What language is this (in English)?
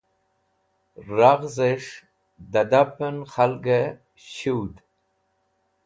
Wakhi